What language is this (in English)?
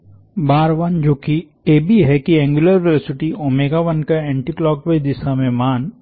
Hindi